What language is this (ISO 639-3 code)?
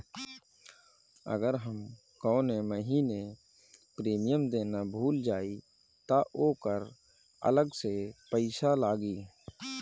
bho